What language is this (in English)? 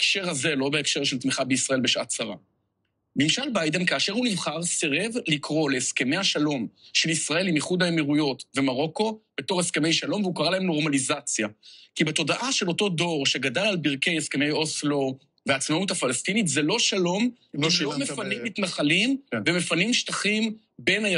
Hebrew